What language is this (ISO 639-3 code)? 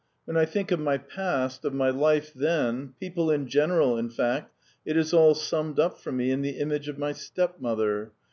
eng